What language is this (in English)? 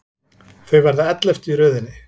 Icelandic